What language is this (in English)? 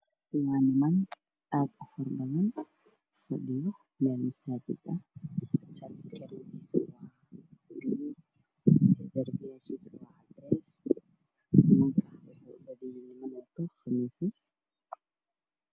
Somali